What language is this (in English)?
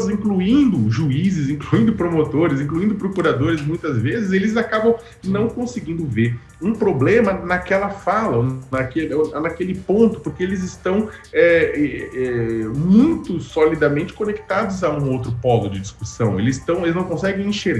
Portuguese